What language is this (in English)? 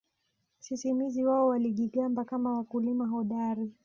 Swahili